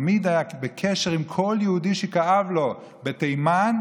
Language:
Hebrew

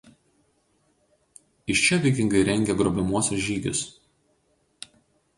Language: Lithuanian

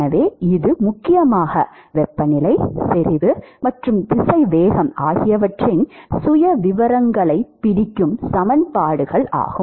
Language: Tamil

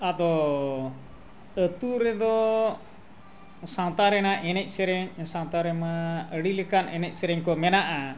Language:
Santali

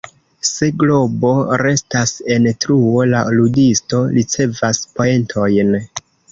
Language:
Esperanto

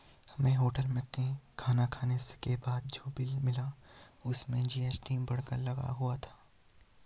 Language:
Hindi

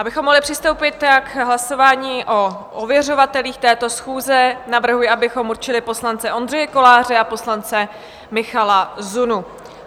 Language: Czech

